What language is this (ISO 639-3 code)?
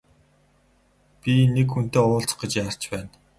mon